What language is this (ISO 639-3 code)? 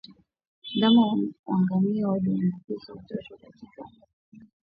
swa